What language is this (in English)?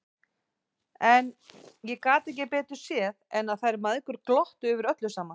Icelandic